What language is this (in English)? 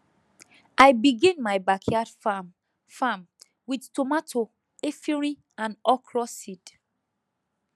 Nigerian Pidgin